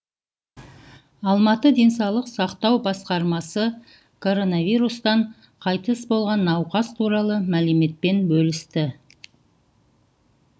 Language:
Kazakh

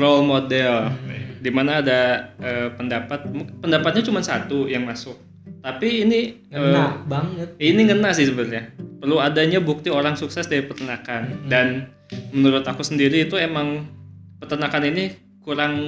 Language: Indonesian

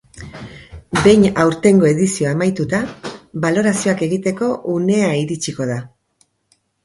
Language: Basque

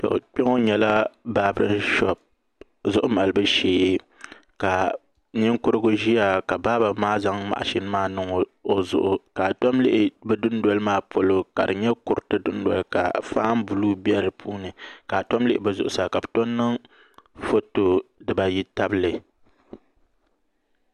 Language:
Dagbani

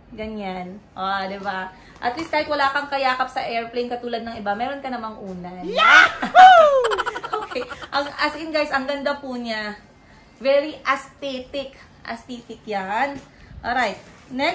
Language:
Filipino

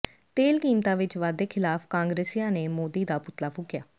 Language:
Punjabi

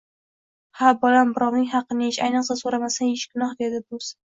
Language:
Uzbek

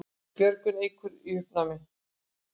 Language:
Icelandic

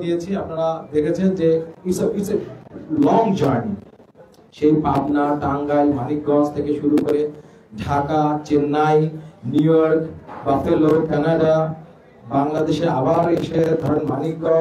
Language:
Bangla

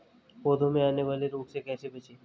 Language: Hindi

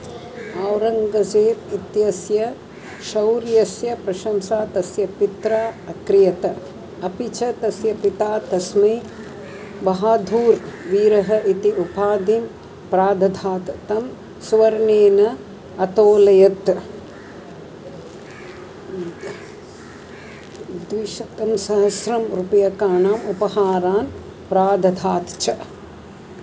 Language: Sanskrit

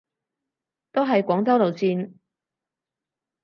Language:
Cantonese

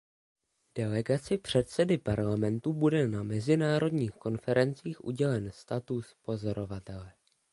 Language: Czech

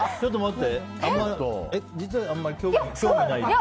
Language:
Japanese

